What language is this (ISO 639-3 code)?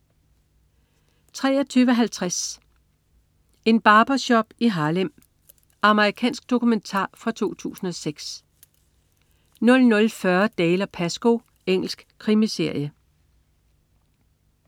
dan